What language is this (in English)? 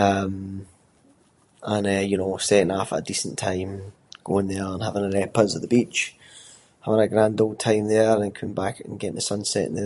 Scots